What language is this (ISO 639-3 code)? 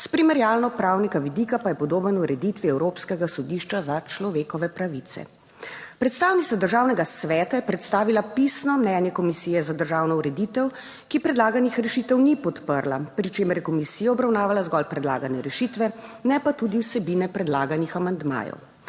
slv